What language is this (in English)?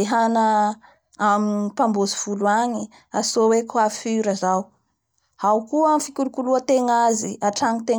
Bara Malagasy